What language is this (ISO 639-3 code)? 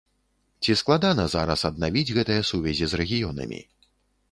bel